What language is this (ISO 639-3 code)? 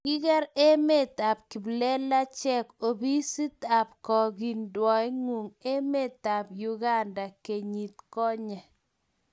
kln